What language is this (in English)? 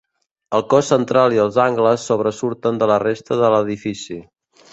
Catalan